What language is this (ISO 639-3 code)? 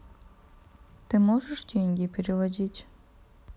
rus